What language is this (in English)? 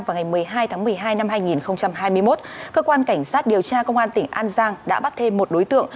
Vietnamese